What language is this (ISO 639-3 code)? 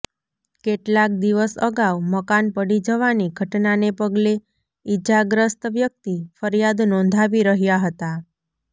guj